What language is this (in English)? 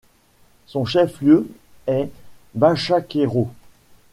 French